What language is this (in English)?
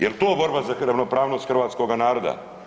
Croatian